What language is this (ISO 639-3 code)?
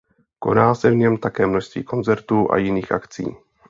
ces